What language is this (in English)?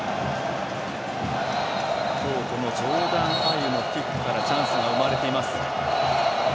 Japanese